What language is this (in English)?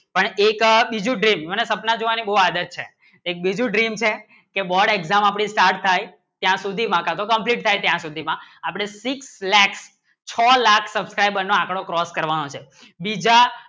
Gujarati